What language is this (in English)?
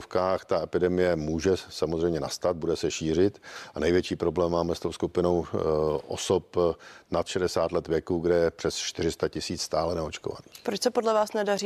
Czech